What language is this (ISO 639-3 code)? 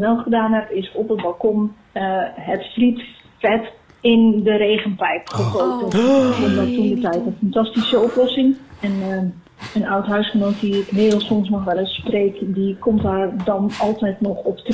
nld